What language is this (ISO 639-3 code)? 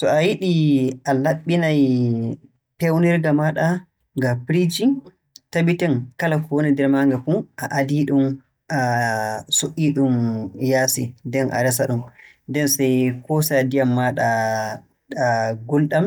fue